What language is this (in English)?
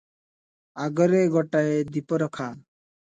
Odia